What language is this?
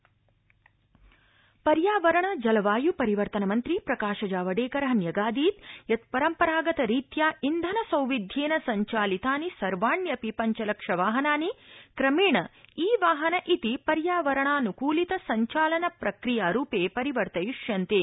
Sanskrit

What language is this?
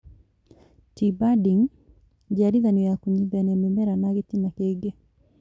Kikuyu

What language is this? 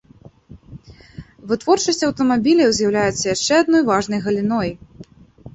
Belarusian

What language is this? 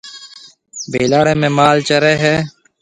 Marwari (Pakistan)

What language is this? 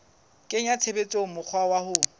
Southern Sotho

